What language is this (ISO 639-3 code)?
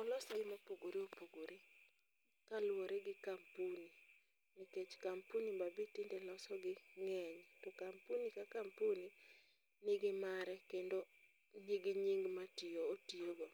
luo